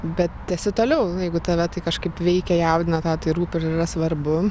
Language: Lithuanian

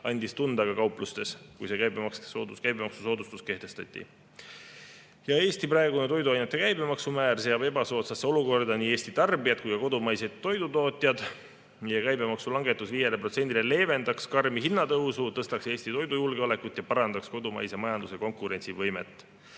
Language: Estonian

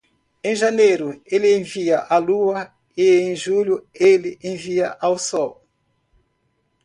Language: Portuguese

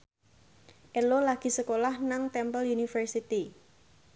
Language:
Javanese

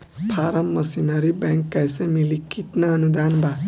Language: Bhojpuri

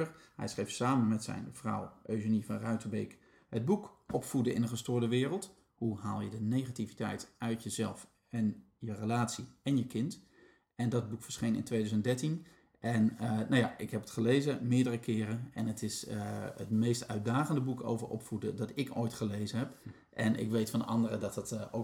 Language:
Dutch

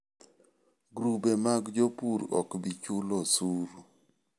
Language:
Luo (Kenya and Tanzania)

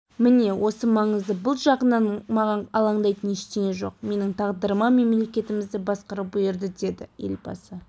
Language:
Kazakh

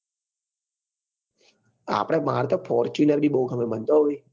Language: Gujarati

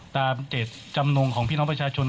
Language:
Thai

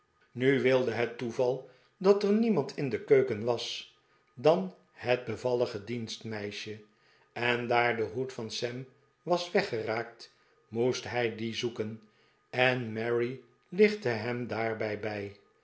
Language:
Dutch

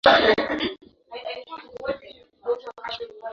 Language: Swahili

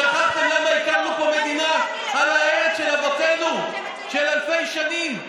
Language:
Hebrew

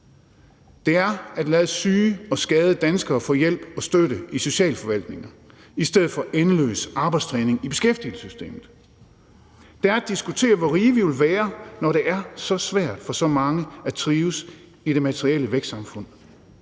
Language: Danish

